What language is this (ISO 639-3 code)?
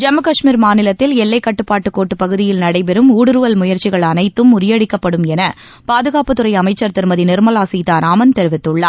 tam